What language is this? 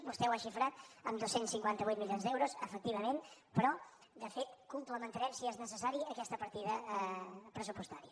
Catalan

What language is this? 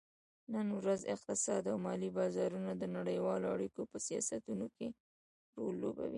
Pashto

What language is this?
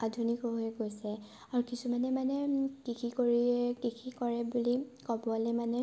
Assamese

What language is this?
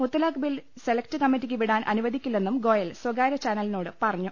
Malayalam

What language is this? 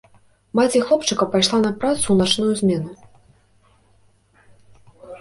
Belarusian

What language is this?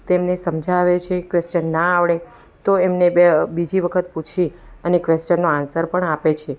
Gujarati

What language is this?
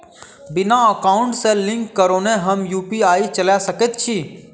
Maithili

